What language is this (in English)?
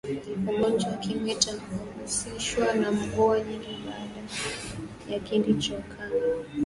Swahili